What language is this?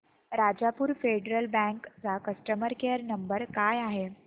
Marathi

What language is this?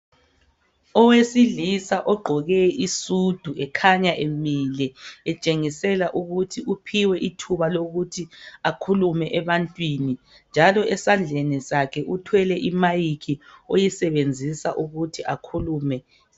North Ndebele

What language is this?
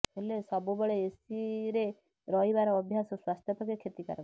Odia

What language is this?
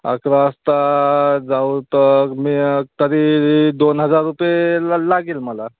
Marathi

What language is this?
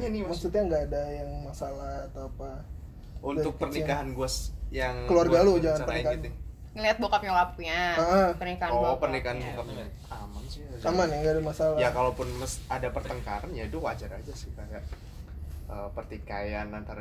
Indonesian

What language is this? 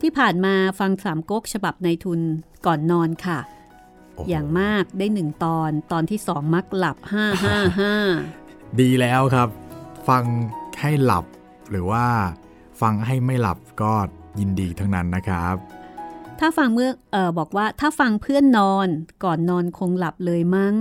Thai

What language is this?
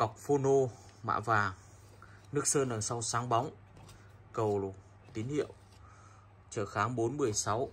Vietnamese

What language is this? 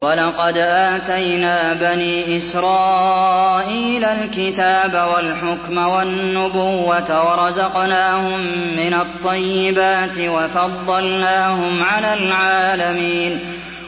Arabic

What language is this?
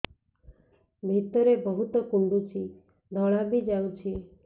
Odia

